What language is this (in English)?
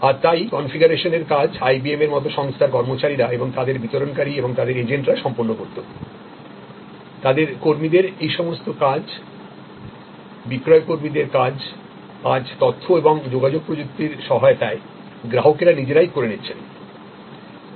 Bangla